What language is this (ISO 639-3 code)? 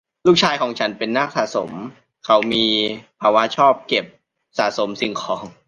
tha